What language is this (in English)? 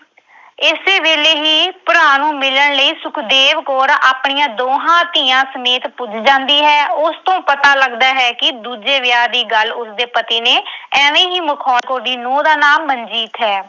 Punjabi